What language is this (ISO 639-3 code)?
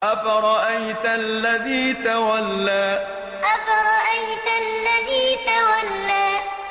ara